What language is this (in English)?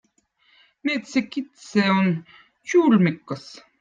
Votic